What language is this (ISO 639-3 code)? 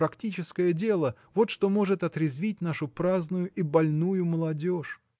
rus